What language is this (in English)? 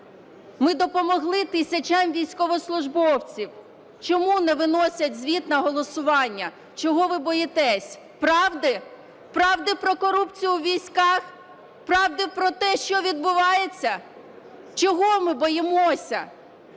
Ukrainian